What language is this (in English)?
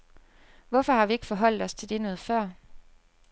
Danish